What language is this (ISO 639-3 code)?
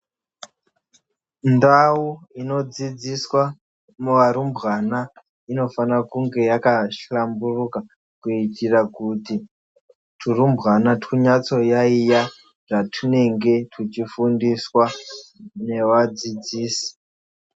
ndc